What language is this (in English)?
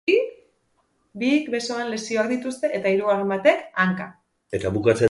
Basque